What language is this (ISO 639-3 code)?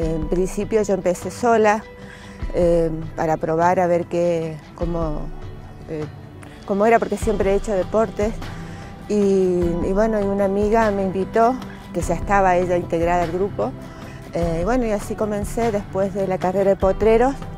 spa